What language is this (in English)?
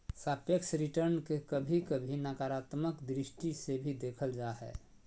Magahi